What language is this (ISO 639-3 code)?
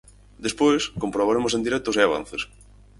glg